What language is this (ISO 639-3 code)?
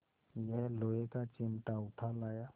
hin